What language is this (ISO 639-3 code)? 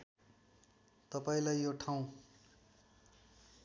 nep